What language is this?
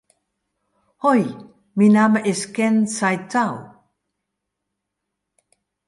Western Frisian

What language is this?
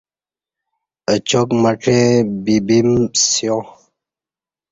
Kati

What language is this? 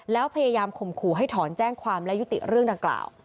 Thai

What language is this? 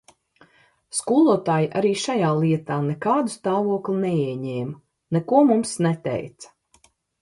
Latvian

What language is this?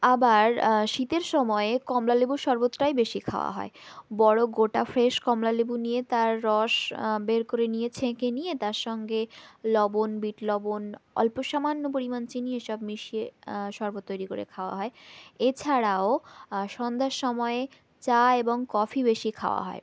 Bangla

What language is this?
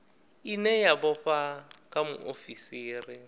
Venda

